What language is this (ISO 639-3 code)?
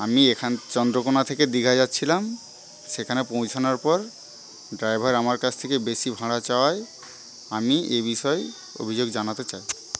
ben